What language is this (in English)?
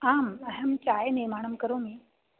Sanskrit